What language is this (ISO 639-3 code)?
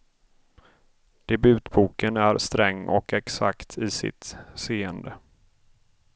swe